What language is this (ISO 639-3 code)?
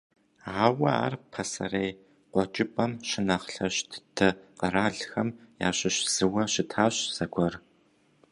kbd